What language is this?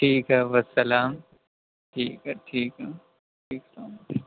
Urdu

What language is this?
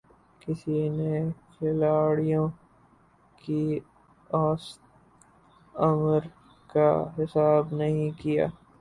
Urdu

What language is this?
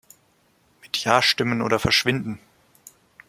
German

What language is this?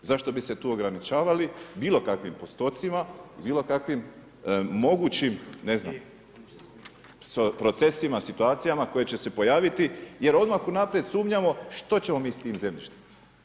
Croatian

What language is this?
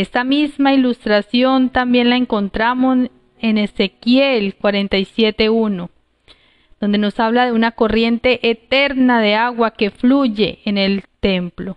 Spanish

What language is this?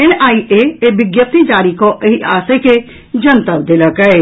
Maithili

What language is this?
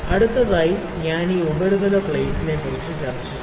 Malayalam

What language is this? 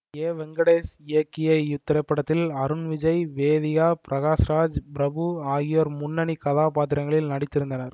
Tamil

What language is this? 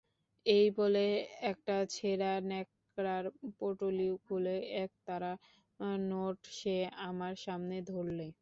Bangla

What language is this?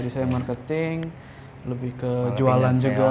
Indonesian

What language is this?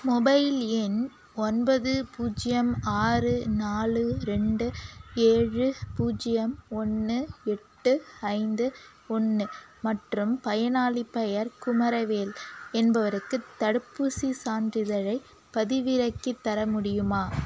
Tamil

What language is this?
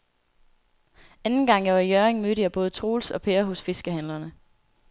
Danish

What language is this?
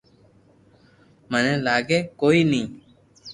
Loarki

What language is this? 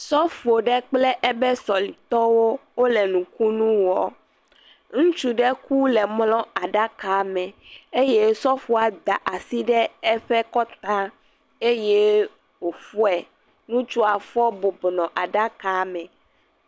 Ewe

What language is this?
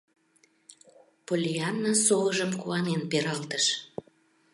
Mari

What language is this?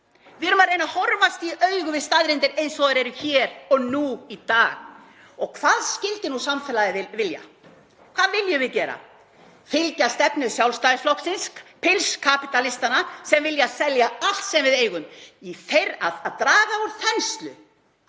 Icelandic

